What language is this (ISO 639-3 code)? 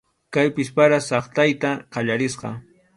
qxu